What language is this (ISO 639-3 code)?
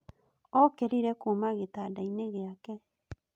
kik